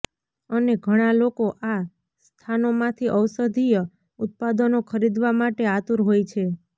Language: Gujarati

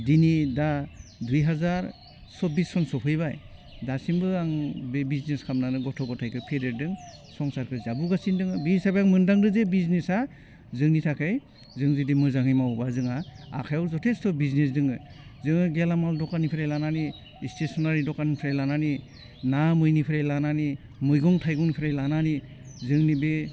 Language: Bodo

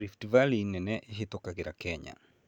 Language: Kikuyu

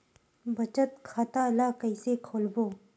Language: Chhattisgarhi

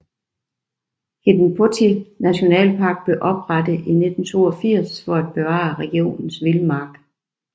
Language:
Danish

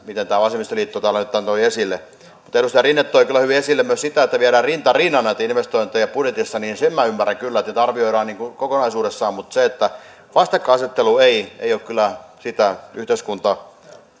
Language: Finnish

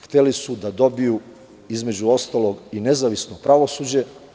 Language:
Serbian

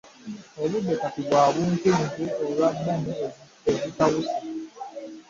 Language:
Ganda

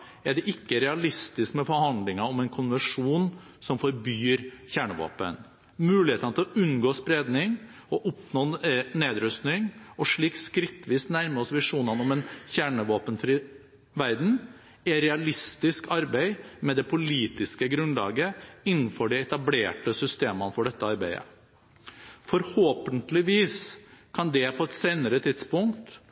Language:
Norwegian Bokmål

